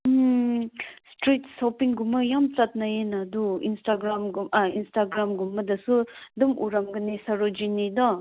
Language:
Manipuri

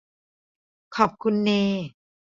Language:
Thai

